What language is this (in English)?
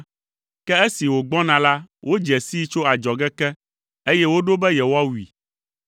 Ewe